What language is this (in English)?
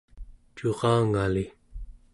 Central Yupik